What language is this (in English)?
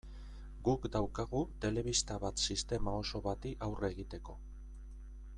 Basque